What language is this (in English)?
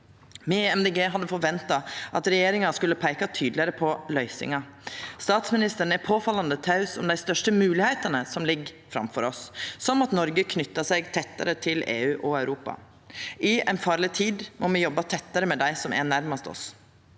Norwegian